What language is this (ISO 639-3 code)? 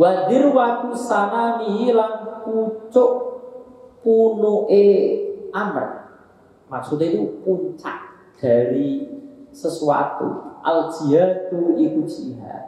ind